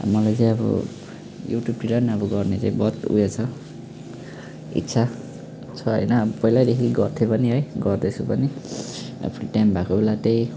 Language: Nepali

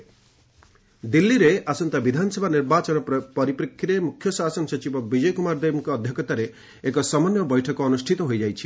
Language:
Odia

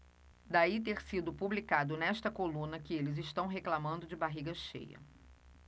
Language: Portuguese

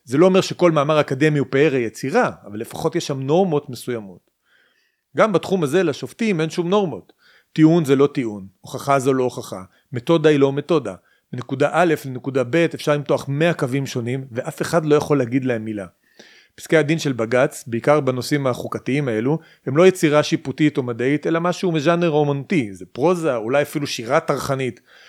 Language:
Hebrew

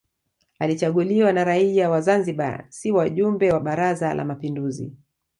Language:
Swahili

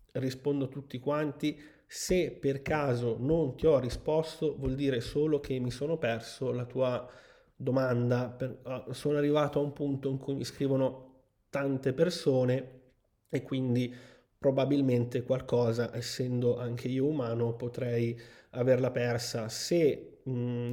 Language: Italian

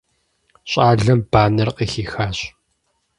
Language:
Kabardian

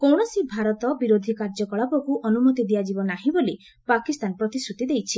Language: Odia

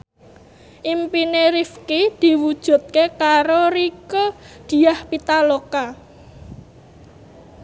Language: Javanese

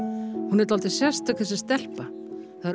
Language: Icelandic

